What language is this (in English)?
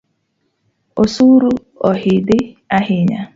Luo (Kenya and Tanzania)